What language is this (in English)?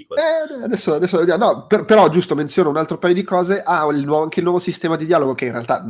Italian